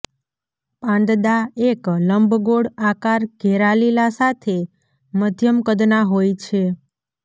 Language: Gujarati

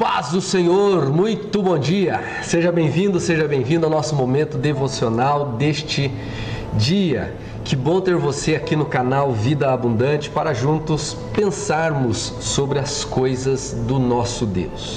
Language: Portuguese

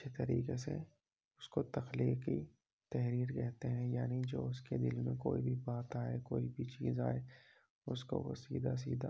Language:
Urdu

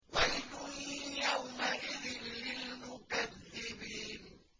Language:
Arabic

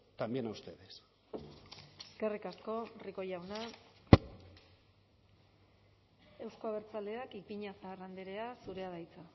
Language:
Basque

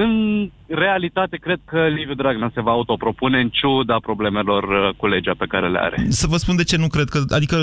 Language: Romanian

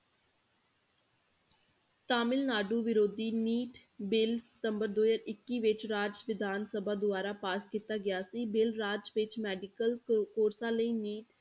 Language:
Punjabi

